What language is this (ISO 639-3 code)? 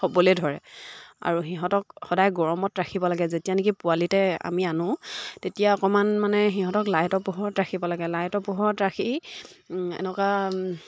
asm